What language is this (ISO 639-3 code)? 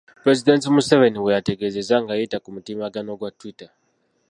lug